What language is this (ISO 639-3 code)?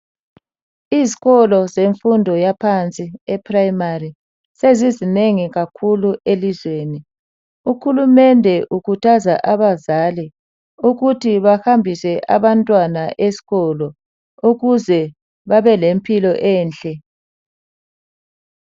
nde